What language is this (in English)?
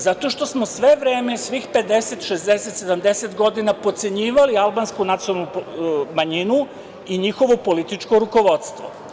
Serbian